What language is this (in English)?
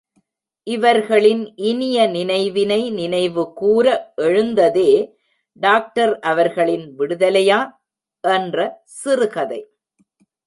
Tamil